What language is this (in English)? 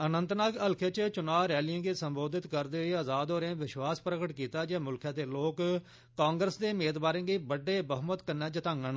Dogri